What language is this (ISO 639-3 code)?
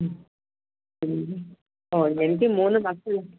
mal